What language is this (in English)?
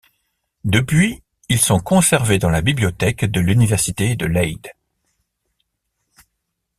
French